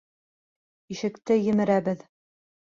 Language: Bashkir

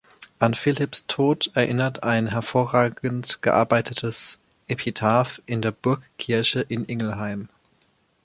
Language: German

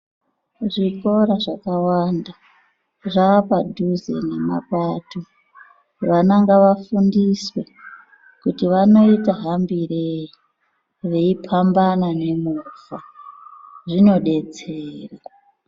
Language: Ndau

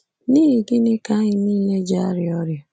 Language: Igbo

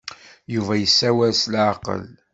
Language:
Kabyle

